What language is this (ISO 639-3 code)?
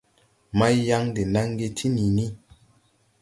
tui